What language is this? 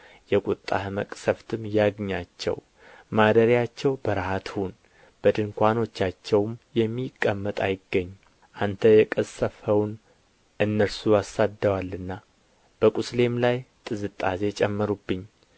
Amharic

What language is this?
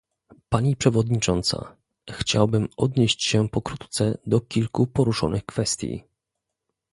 Polish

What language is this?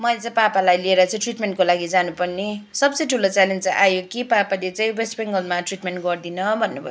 Nepali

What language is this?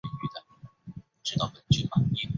Chinese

